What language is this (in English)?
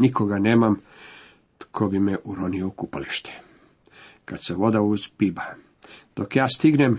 Croatian